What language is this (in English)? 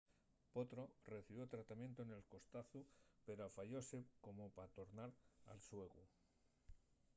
Asturian